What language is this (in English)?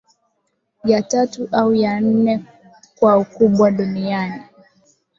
Swahili